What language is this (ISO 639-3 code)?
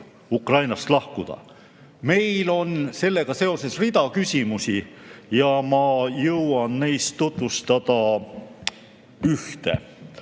est